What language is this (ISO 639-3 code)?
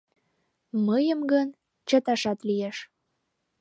chm